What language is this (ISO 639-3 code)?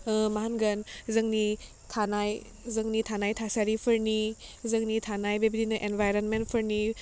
brx